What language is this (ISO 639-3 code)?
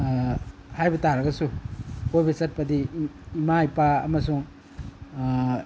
mni